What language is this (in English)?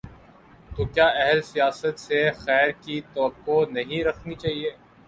Urdu